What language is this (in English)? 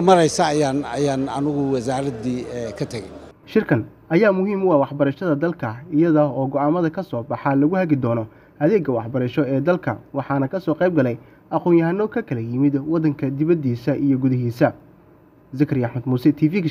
Arabic